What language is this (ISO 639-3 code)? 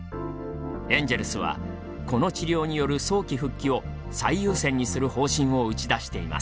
jpn